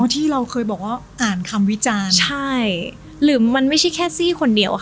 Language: Thai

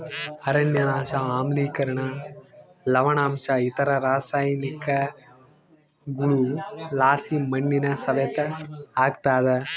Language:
Kannada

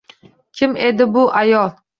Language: Uzbek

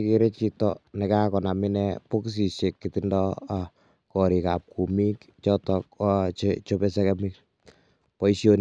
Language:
Kalenjin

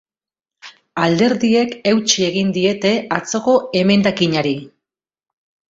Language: Basque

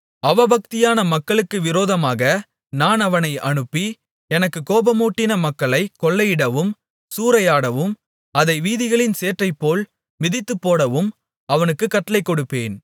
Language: Tamil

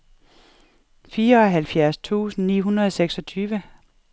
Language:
Danish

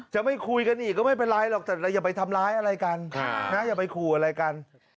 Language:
Thai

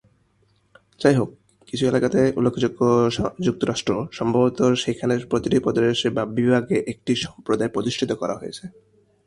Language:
Bangla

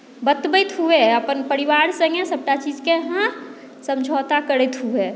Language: Maithili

